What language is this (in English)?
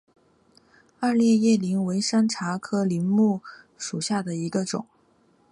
Chinese